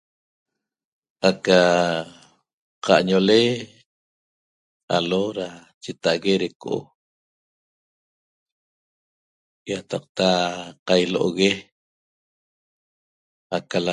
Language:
Toba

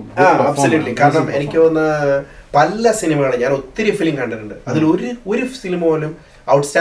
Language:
Malayalam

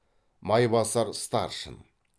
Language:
Kazakh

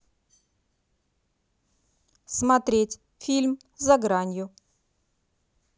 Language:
Russian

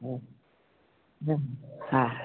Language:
Sindhi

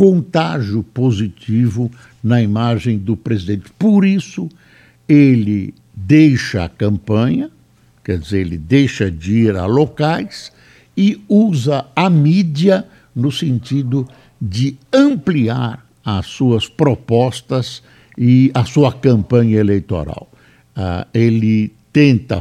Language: Portuguese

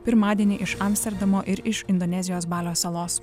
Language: Lithuanian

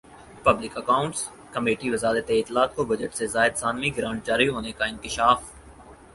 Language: Urdu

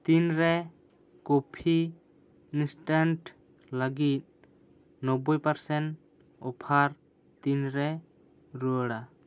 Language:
Santali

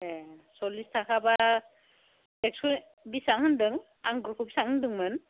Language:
Bodo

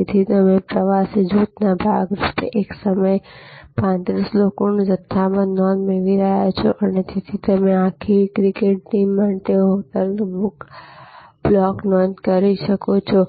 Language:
Gujarati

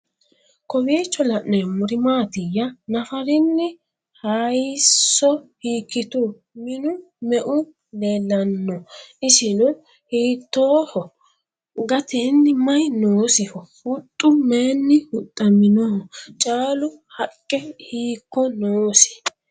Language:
Sidamo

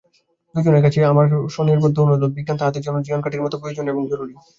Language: Bangla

